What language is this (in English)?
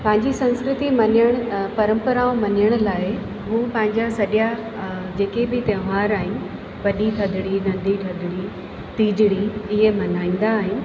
Sindhi